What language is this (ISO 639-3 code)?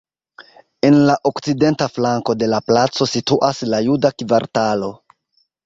epo